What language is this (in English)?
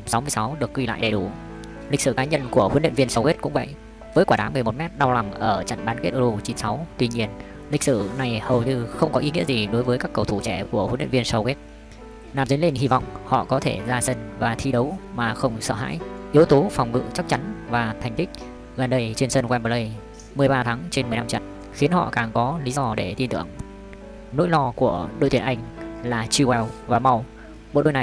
Vietnamese